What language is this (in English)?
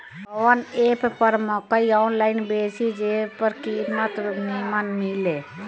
Bhojpuri